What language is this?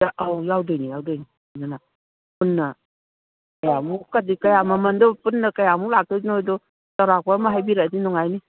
Manipuri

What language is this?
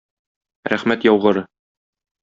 Tatar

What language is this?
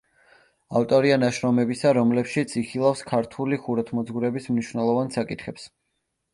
Georgian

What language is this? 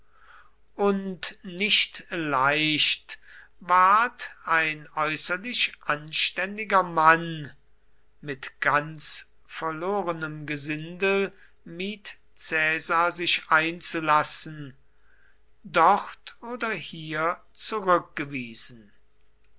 German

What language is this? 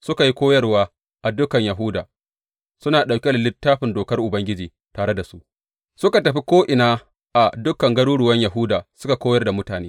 Hausa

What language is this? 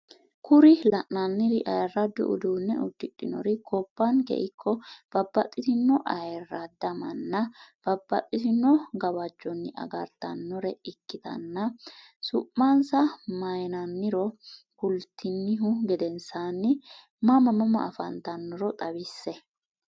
Sidamo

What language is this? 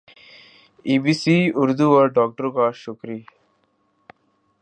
Urdu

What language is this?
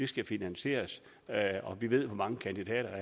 Danish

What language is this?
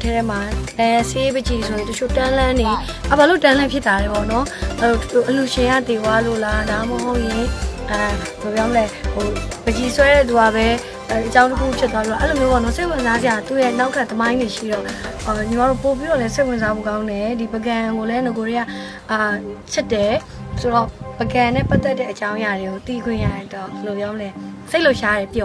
Thai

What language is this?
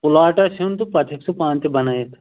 Kashmiri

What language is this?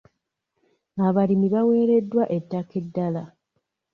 Ganda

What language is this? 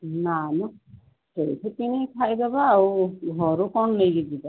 Odia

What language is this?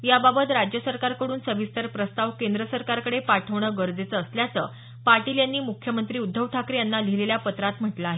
Marathi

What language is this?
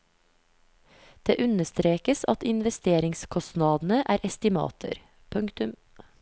Norwegian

